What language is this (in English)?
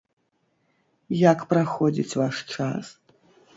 Belarusian